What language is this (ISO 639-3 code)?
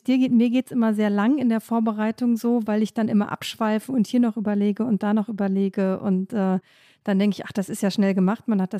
deu